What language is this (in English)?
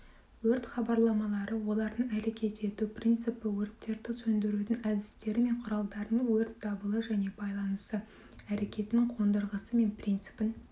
Kazakh